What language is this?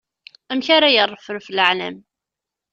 Kabyle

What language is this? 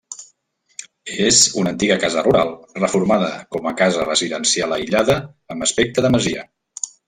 Catalan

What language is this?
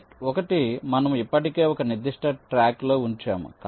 Telugu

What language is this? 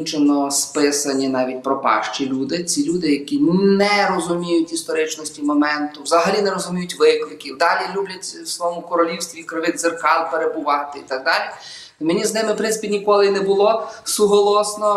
Ukrainian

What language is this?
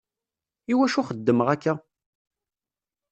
Kabyle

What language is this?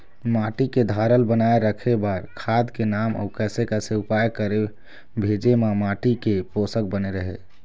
Chhattisgarhi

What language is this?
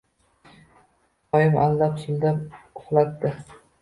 Uzbek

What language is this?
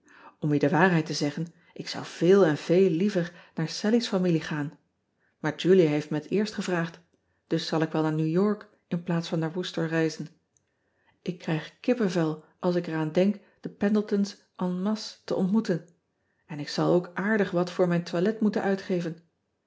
Dutch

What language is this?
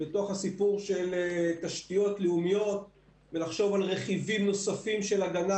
Hebrew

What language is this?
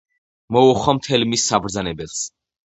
Georgian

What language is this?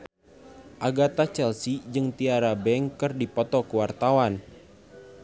Sundanese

